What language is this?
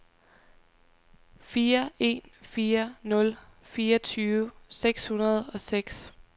Danish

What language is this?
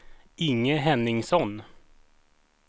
Swedish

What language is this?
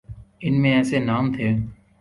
Urdu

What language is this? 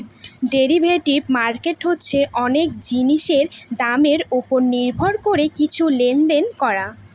Bangla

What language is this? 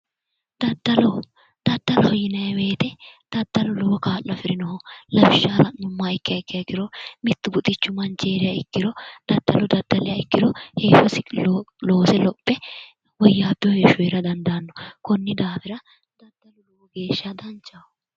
Sidamo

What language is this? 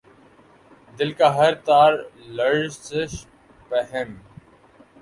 Urdu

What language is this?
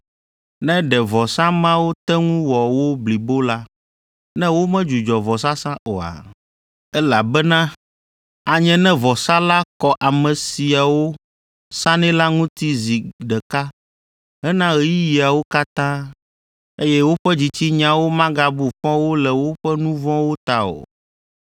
Ewe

